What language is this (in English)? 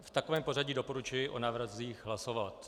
Czech